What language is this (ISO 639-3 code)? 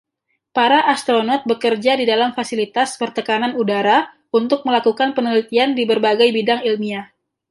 ind